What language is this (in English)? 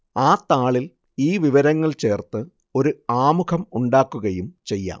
Malayalam